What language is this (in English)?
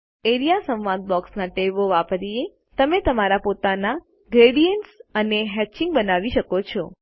Gujarati